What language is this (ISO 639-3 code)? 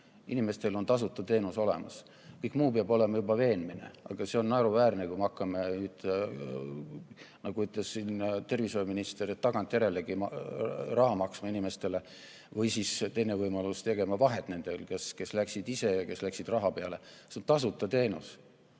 est